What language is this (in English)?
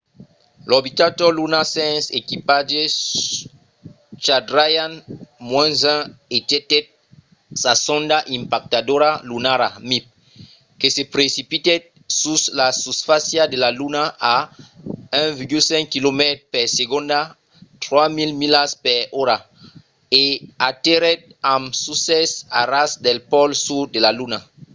Occitan